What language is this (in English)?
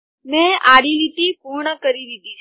Gujarati